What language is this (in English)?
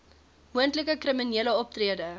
Afrikaans